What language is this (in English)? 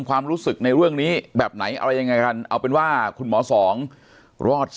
Thai